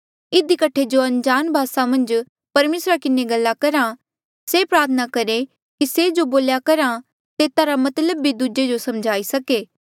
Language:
Mandeali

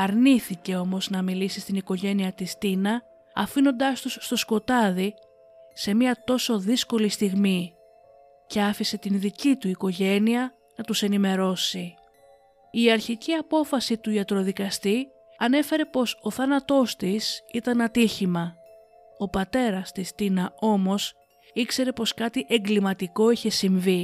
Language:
Greek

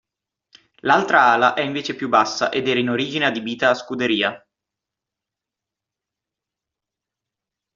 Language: Italian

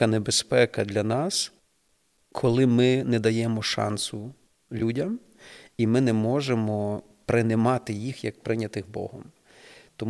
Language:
Ukrainian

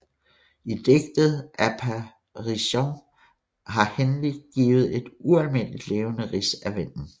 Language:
Danish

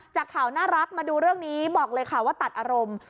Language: Thai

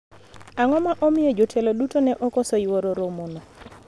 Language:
Luo (Kenya and Tanzania)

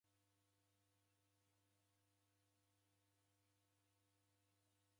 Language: Taita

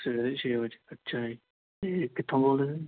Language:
Punjabi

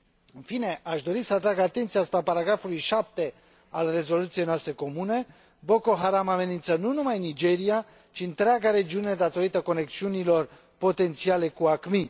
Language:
Romanian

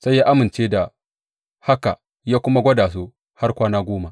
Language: Hausa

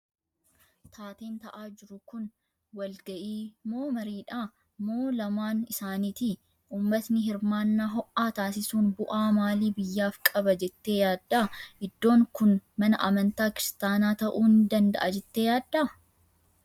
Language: Oromo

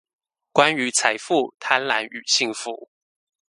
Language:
Chinese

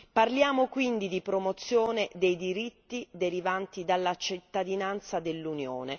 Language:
Italian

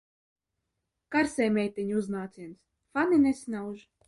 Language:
Latvian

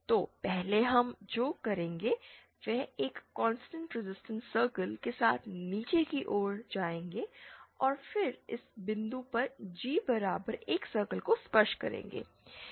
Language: Hindi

